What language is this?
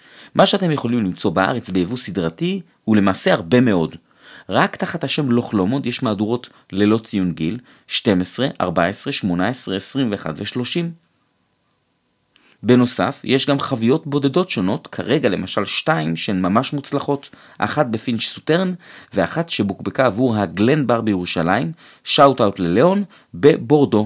Hebrew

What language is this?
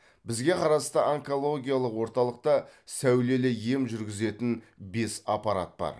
Kazakh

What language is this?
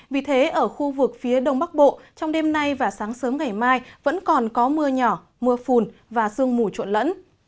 Vietnamese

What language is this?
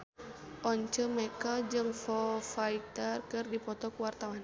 Sundanese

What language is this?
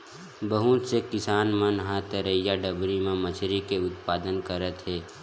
Chhattisgarhi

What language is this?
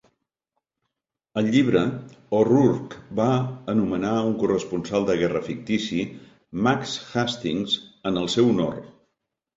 Catalan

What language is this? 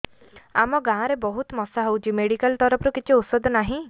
Odia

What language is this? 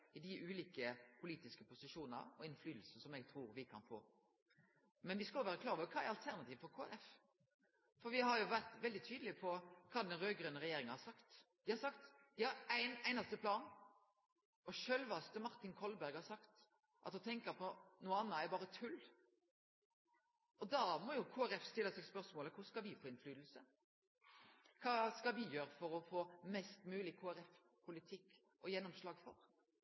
Norwegian Nynorsk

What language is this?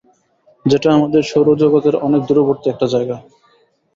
Bangla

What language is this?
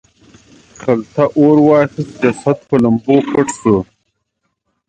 Pashto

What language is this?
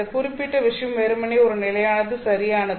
Tamil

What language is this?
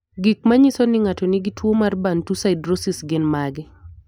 Luo (Kenya and Tanzania)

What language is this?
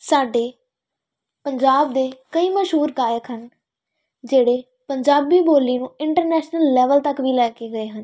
Punjabi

